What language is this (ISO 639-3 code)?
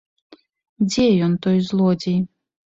bel